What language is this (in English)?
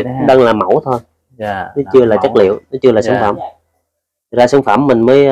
Vietnamese